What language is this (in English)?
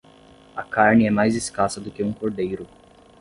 Portuguese